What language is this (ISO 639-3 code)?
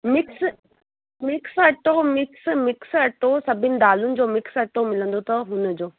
snd